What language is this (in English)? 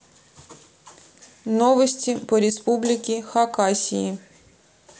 Russian